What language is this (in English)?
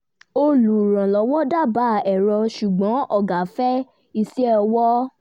Yoruba